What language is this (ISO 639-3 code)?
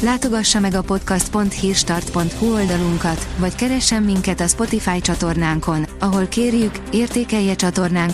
hun